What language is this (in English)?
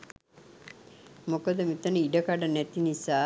Sinhala